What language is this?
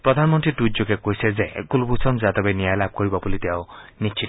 Assamese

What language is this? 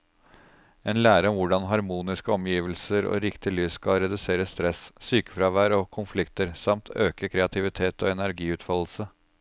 Norwegian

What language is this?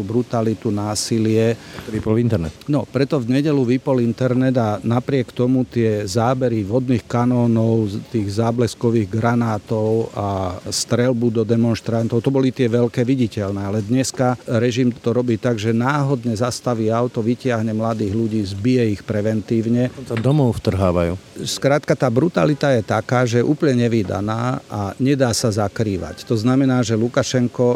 Slovak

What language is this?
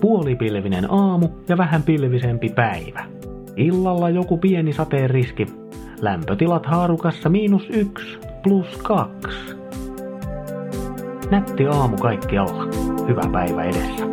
Finnish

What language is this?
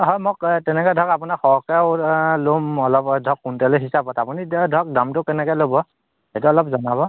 Assamese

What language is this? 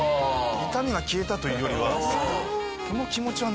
Japanese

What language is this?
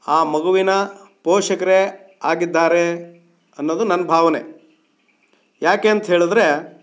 Kannada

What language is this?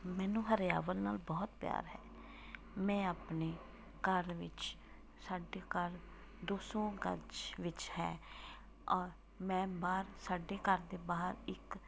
Punjabi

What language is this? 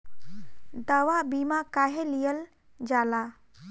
Bhojpuri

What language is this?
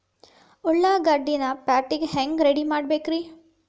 Kannada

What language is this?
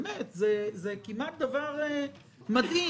Hebrew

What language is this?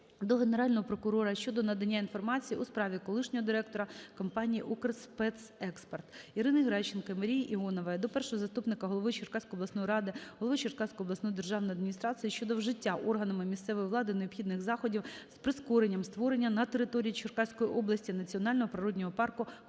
Ukrainian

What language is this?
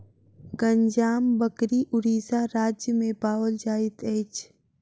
Maithili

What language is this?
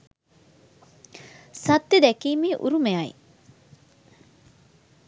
Sinhala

